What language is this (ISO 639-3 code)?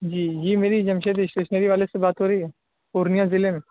urd